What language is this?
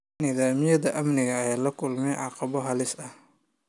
Somali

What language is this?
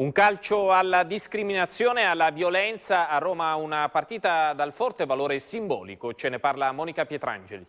Italian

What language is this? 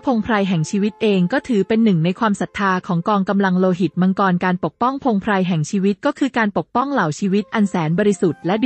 Thai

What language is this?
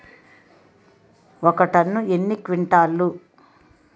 Telugu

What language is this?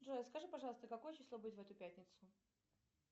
Russian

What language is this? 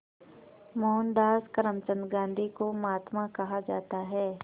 Hindi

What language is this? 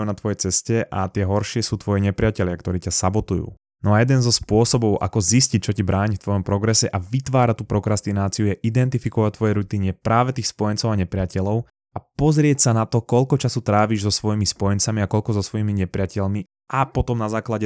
Slovak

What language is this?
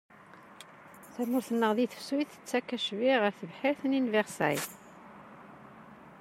Kabyle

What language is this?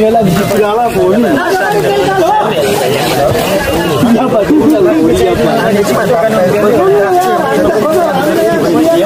Arabic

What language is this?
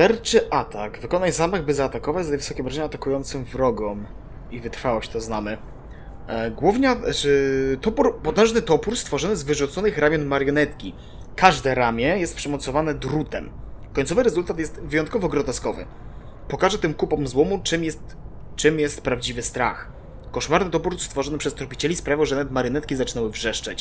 Polish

